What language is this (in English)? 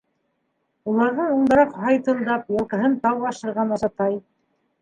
Bashkir